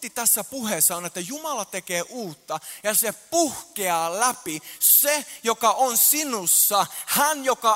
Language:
Finnish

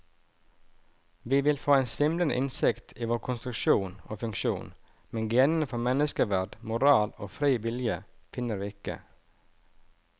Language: Norwegian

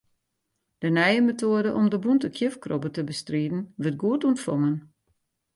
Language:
Western Frisian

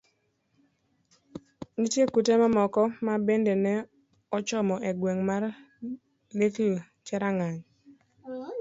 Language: Luo (Kenya and Tanzania)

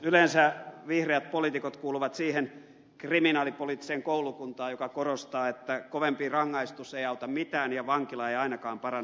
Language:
Finnish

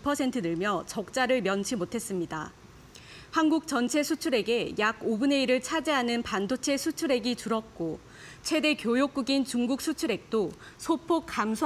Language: Korean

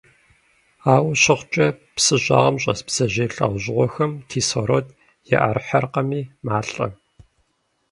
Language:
Kabardian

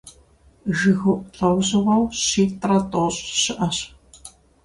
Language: Kabardian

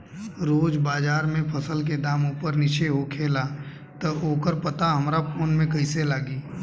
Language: Bhojpuri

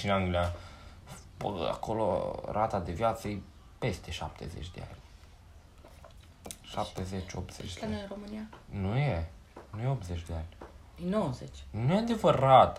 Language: Romanian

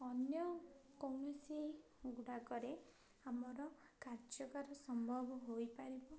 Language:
Odia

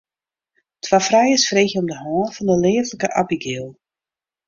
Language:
Western Frisian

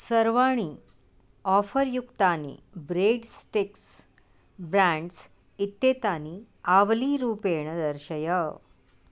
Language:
Sanskrit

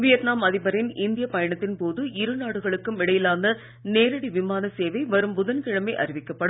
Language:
Tamil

